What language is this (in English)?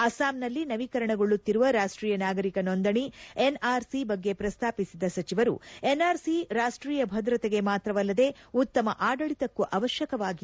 Kannada